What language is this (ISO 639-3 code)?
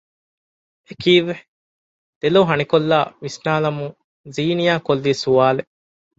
div